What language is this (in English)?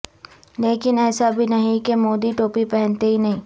Urdu